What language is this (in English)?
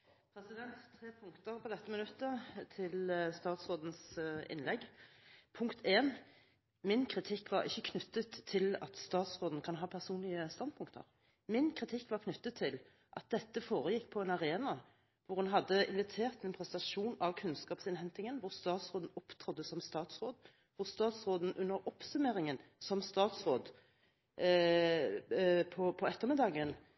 Norwegian